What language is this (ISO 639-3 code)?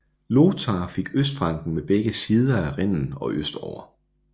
dan